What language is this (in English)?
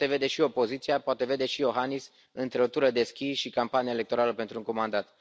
Romanian